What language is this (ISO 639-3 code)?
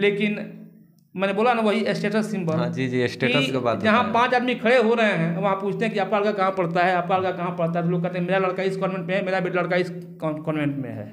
hin